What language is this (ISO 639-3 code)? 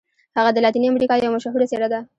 pus